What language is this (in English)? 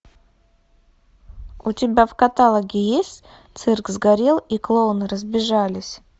Russian